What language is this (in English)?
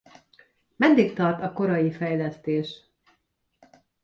Hungarian